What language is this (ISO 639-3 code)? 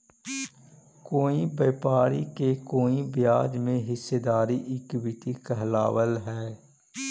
mag